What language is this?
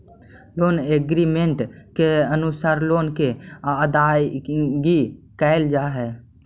Magahi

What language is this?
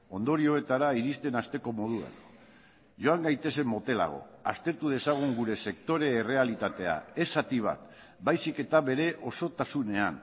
Basque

